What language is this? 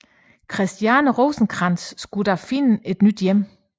Danish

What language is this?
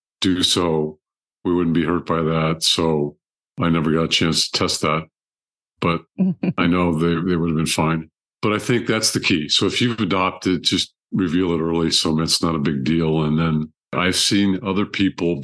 English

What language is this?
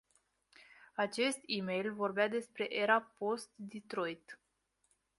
Romanian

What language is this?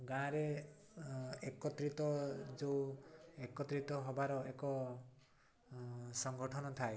Odia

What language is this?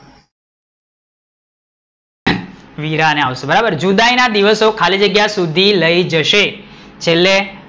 Gujarati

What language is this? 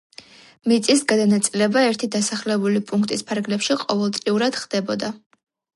Georgian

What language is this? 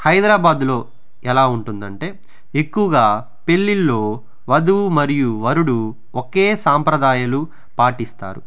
Telugu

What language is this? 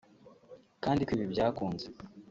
Kinyarwanda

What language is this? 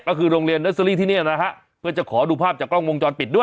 Thai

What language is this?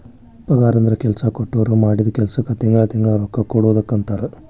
Kannada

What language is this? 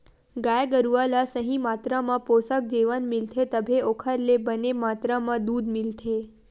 Chhattisgarhi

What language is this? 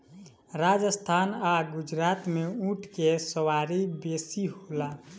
Bhojpuri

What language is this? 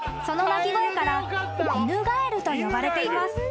Japanese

